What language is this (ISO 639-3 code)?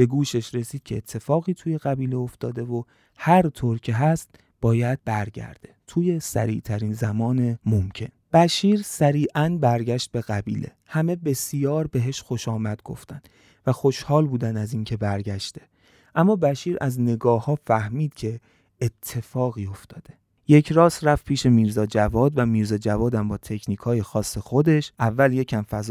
fas